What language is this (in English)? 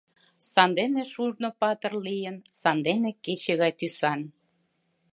Mari